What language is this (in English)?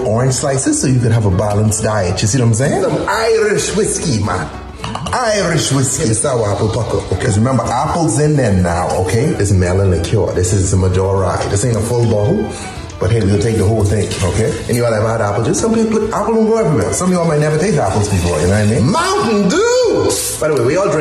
English